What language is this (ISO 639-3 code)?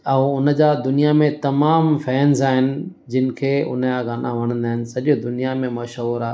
snd